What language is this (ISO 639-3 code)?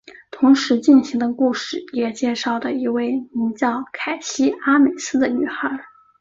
zho